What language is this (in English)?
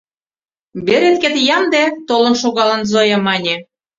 Mari